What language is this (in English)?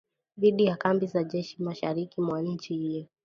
Swahili